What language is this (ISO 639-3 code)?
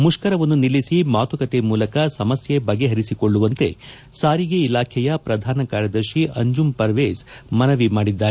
kan